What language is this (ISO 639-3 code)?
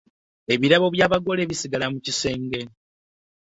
lug